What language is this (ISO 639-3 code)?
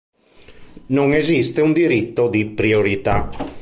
ita